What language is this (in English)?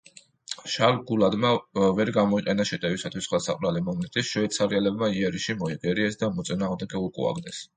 Georgian